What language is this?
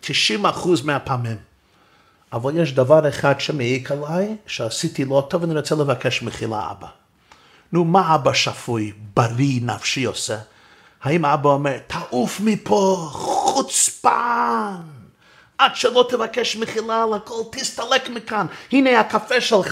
Hebrew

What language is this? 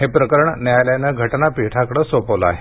Marathi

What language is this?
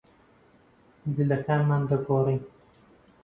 Central Kurdish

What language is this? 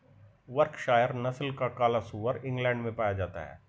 Hindi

